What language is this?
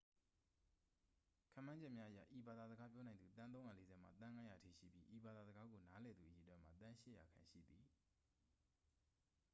Burmese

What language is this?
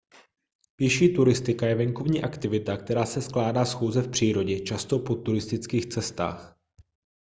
Czech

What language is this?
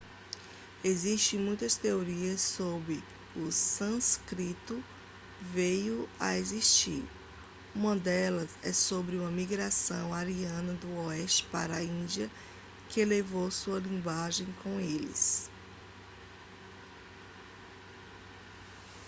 Portuguese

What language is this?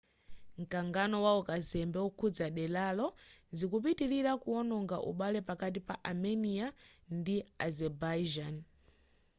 Nyanja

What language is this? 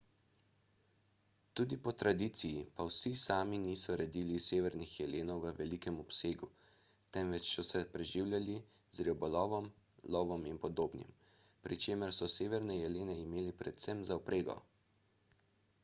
Slovenian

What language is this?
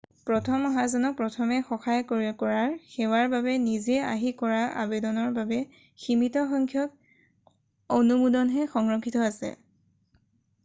Assamese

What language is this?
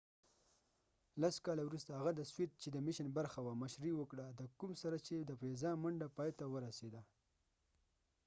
Pashto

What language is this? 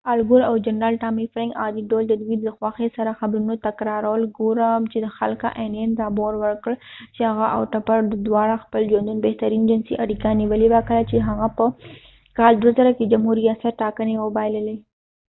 Pashto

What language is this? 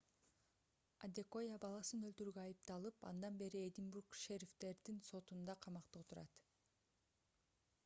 Kyrgyz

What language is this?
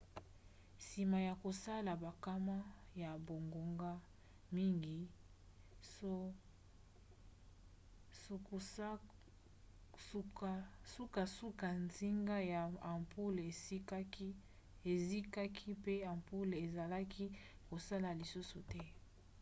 Lingala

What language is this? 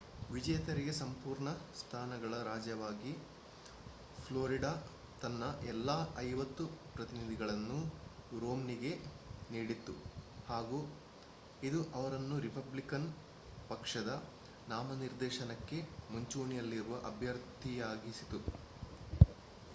Kannada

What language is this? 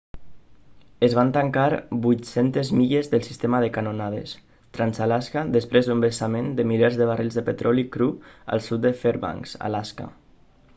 Catalan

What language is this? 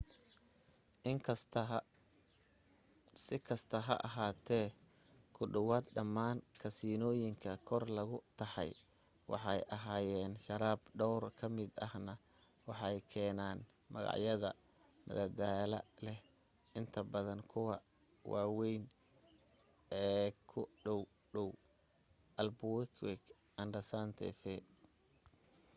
Somali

